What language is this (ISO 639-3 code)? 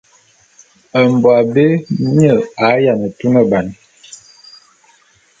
bum